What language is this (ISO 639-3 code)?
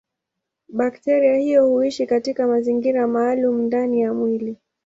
swa